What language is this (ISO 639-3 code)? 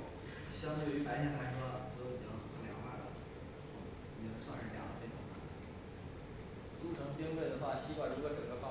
zho